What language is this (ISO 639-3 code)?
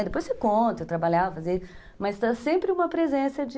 por